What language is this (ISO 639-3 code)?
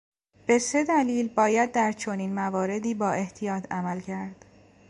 fas